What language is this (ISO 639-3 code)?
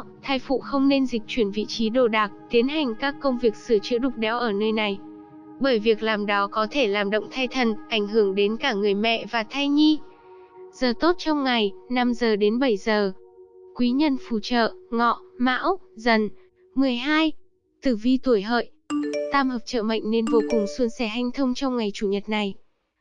vie